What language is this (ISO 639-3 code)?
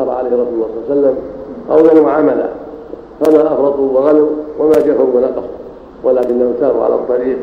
ara